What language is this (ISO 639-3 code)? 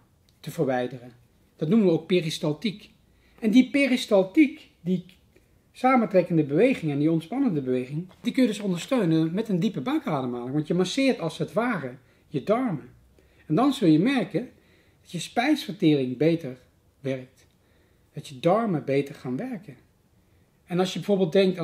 nld